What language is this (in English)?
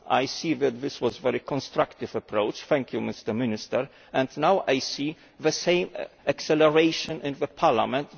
English